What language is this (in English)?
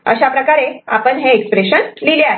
Marathi